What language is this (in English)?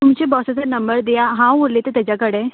Konkani